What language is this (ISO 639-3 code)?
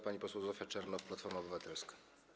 pol